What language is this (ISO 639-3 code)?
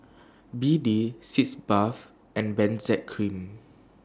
eng